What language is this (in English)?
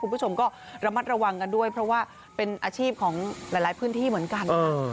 Thai